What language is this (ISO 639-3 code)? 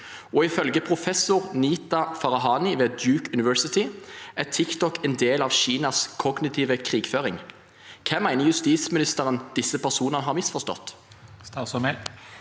nor